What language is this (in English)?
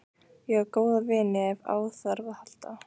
Icelandic